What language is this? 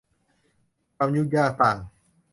Thai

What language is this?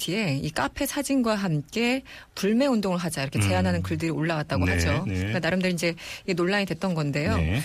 Korean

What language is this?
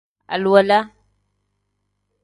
Tem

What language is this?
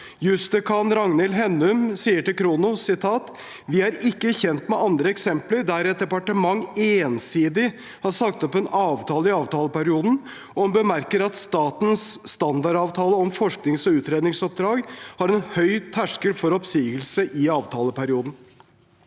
Norwegian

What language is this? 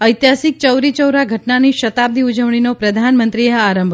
Gujarati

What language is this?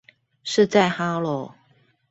Chinese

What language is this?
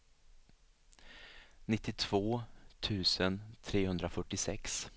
Swedish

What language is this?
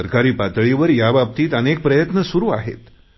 Marathi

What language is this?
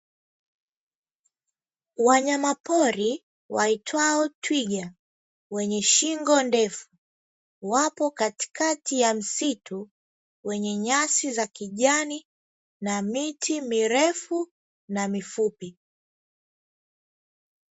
Swahili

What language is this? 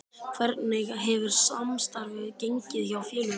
Icelandic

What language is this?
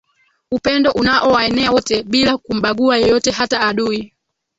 Swahili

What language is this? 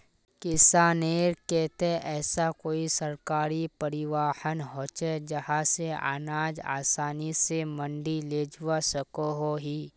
Magahi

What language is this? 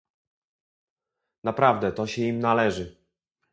Polish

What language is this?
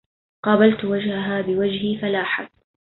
Arabic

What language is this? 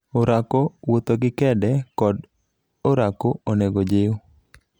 Luo (Kenya and Tanzania)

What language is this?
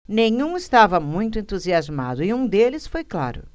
Portuguese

